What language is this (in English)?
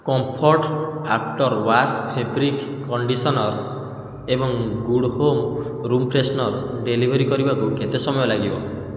Odia